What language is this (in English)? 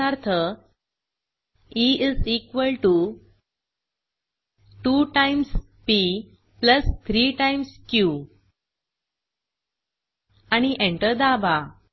Marathi